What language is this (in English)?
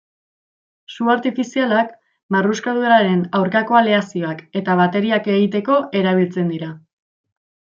Basque